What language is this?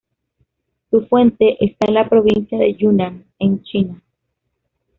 Spanish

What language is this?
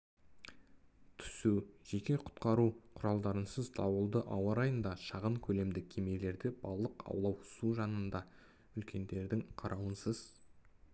Kazakh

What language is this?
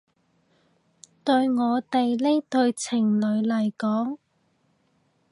Cantonese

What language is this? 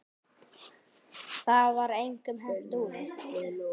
Icelandic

